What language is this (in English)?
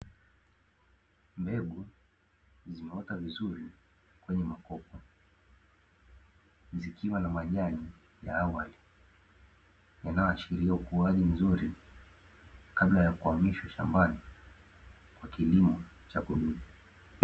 Swahili